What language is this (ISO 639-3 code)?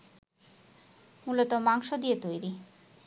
ben